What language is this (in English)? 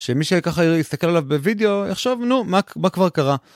Hebrew